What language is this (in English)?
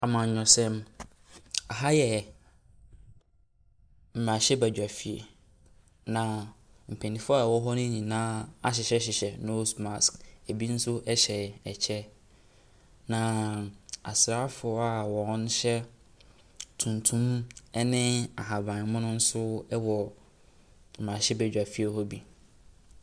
Akan